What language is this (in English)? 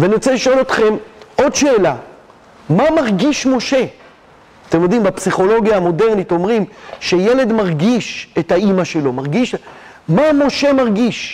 Hebrew